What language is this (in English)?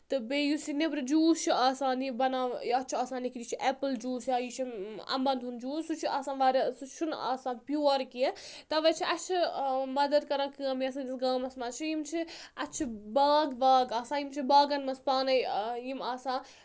Kashmiri